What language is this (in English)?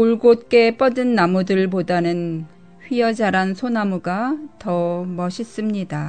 Korean